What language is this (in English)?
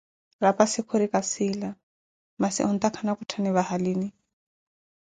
Koti